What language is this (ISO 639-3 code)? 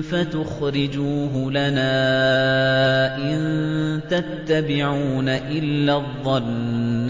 ara